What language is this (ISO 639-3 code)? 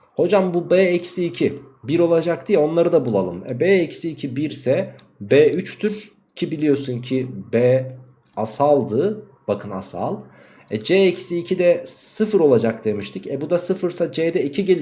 tur